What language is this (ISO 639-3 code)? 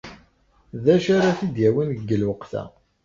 kab